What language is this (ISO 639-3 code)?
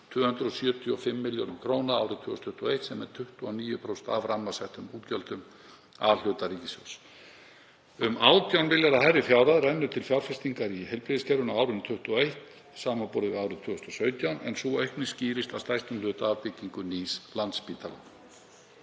isl